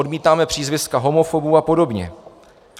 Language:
Czech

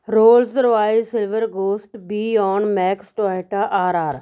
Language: Punjabi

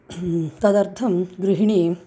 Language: Sanskrit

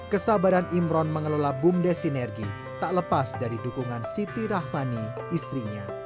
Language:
Indonesian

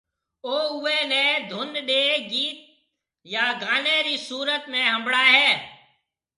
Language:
Marwari (Pakistan)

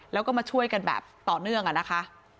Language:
Thai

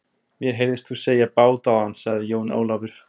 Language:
Icelandic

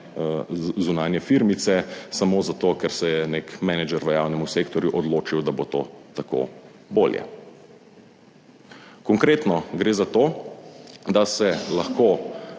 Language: Slovenian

